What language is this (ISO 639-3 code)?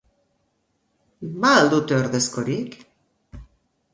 eus